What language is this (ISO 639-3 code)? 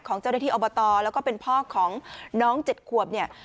tha